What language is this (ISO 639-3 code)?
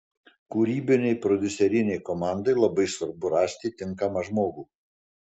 lit